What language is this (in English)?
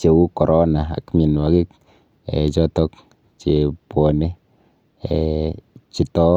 Kalenjin